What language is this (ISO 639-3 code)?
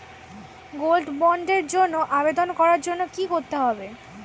ben